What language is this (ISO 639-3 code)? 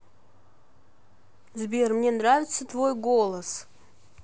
rus